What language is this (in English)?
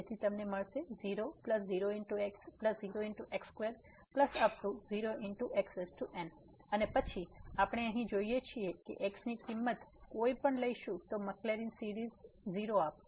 Gujarati